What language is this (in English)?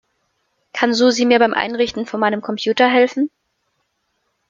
German